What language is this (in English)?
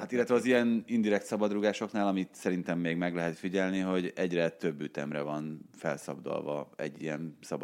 Hungarian